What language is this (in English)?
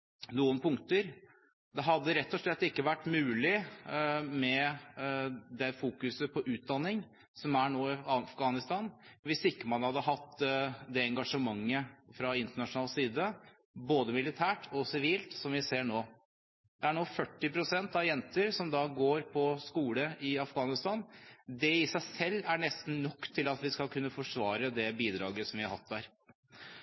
Norwegian Bokmål